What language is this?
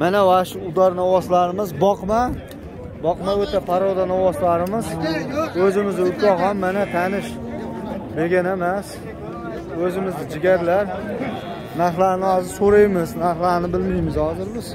Turkish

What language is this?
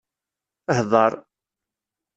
Kabyle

